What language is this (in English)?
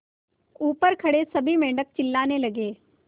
Hindi